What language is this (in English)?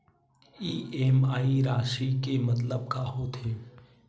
Chhattisgarhi